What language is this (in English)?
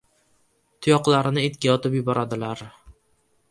Uzbek